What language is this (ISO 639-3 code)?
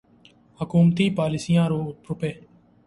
urd